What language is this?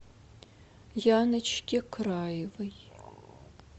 Russian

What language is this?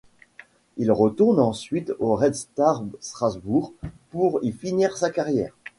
French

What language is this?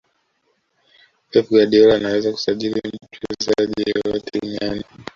Swahili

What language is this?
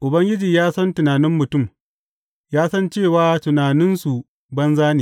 Hausa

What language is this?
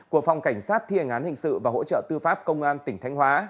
Vietnamese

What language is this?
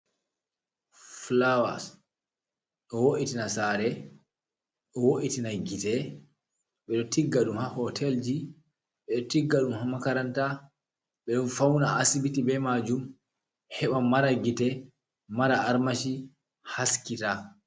Fula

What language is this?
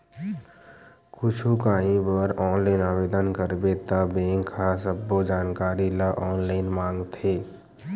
Chhattisgarhi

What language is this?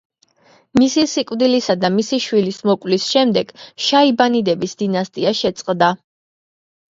Georgian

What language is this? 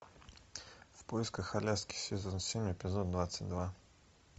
Russian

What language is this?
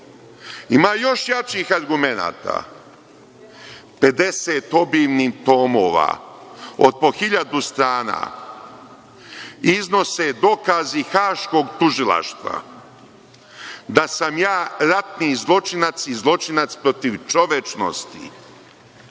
Serbian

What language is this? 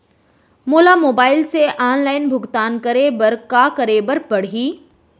Chhattisgarhi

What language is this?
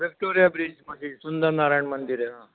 Marathi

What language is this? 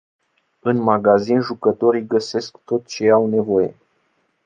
Romanian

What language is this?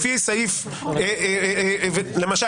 Hebrew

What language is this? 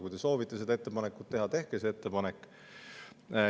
Estonian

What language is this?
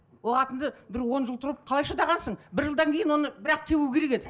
Kazakh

